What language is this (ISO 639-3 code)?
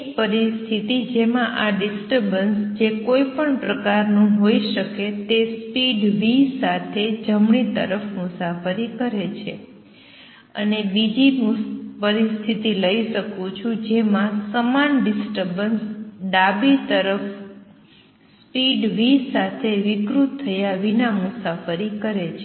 guj